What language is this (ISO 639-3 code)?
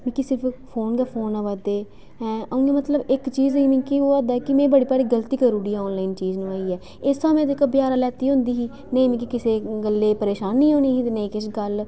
doi